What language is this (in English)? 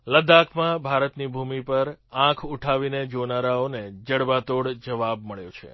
Gujarati